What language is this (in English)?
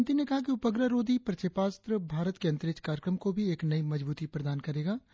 Hindi